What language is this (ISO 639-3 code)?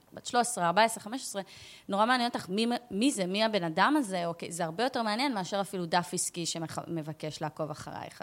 heb